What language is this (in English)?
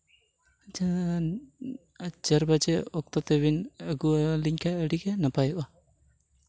Santali